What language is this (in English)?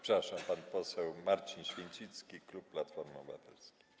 Polish